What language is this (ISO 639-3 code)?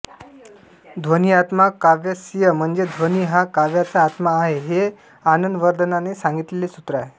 mar